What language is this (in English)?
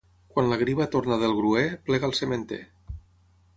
Catalan